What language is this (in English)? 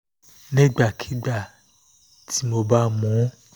Yoruba